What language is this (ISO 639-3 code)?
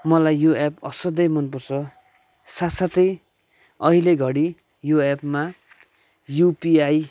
nep